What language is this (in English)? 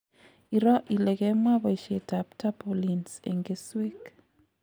Kalenjin